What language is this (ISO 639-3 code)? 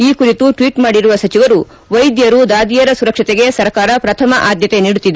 kan